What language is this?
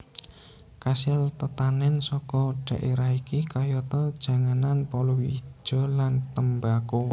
Javanese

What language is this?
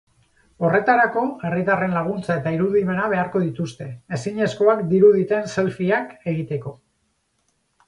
Basque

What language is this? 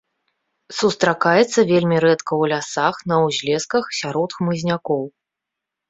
Belarusian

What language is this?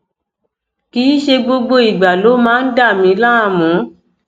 Yoruba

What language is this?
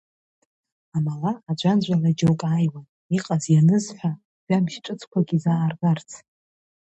Abkhazian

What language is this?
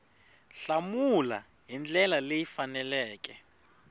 Tsonga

